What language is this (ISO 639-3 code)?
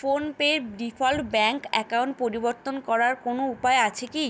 ben